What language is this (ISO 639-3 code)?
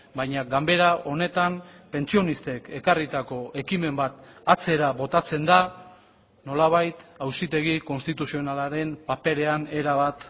eus